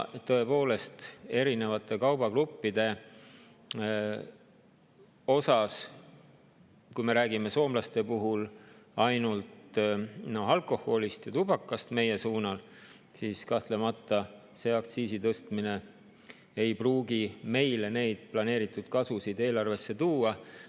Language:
Estonian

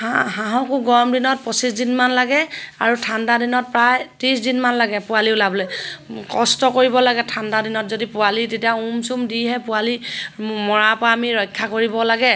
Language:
Assamese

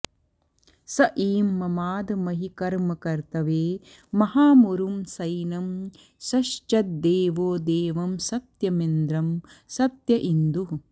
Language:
Sanskrit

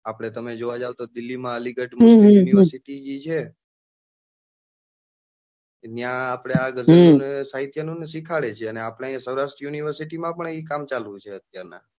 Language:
Gujarati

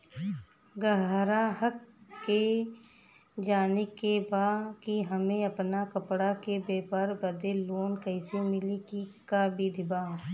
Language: Bhojpuri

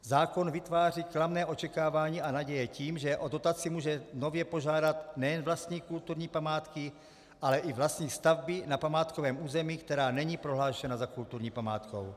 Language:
Czech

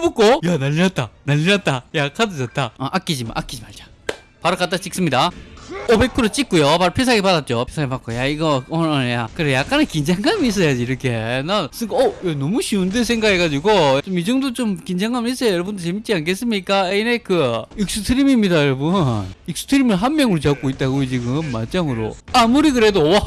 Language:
Korean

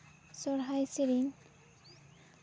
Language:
Santali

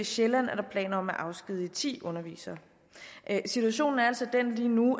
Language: Danish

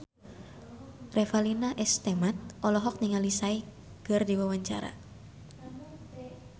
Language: Sundanese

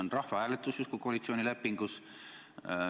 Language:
Estonian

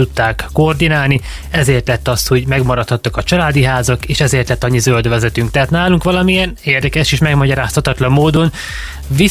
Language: Hungarian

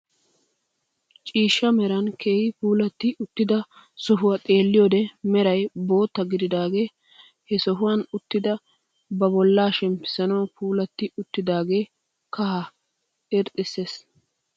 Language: Wolaytta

